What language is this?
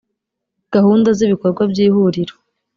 Kinyarwanda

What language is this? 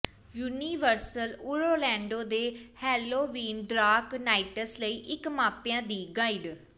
Punjabi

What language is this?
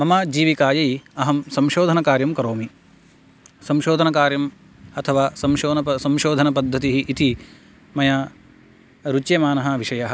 Sanskrit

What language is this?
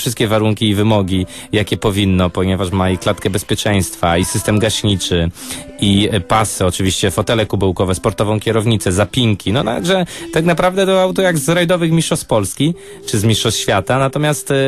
Polish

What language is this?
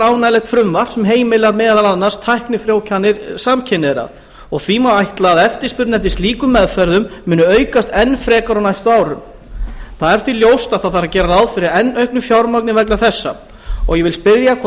Icelandic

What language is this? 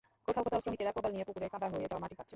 Bangla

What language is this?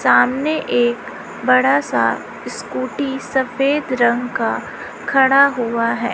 Hindi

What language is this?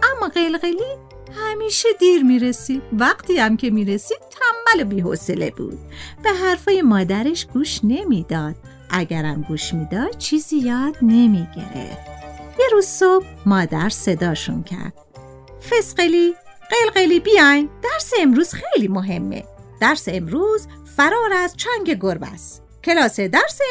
Persian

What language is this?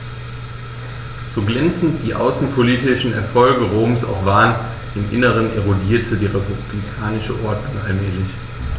German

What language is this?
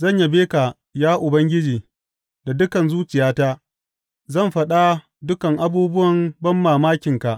Hausa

